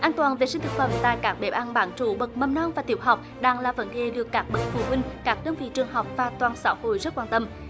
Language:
Vietnamese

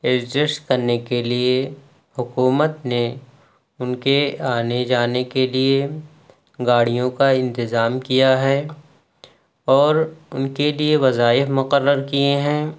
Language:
Urdu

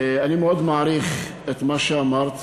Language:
Hebrew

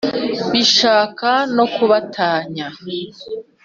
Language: Kinyarwanda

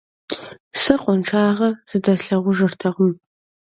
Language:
Kabardian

